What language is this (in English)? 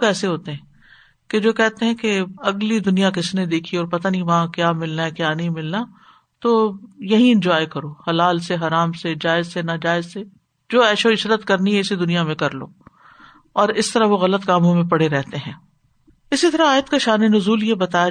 Urdu